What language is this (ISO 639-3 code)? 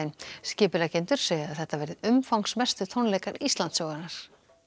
isl